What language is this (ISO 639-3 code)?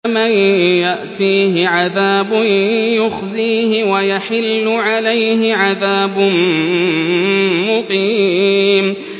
ara